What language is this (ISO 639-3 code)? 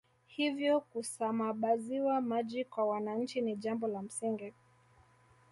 swa